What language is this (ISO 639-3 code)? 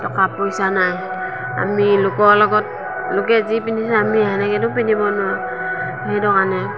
asm